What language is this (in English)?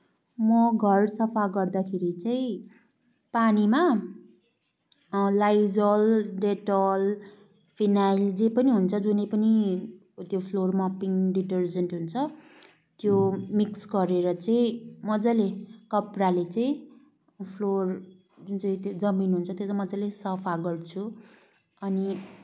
Nepali